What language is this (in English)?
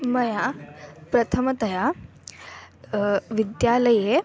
Sanskrit